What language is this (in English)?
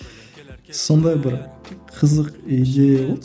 Kazakh